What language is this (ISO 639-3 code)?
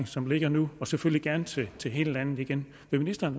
dan